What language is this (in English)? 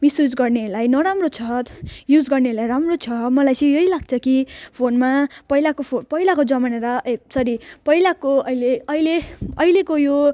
Nepali